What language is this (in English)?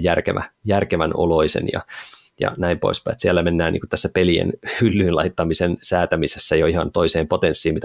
Finnish